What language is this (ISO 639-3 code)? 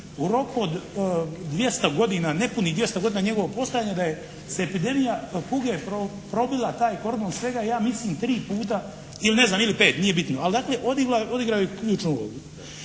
hrv